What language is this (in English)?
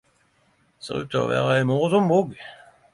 Norwegian Nynorsk